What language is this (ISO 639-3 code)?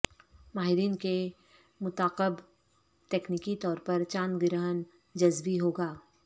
urd